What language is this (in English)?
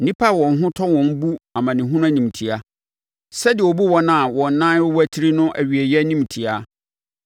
Akan